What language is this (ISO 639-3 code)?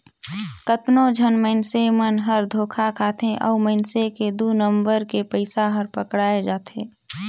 hne